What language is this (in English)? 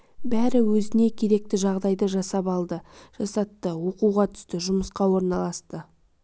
Kazakh